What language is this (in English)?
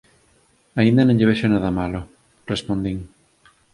Galician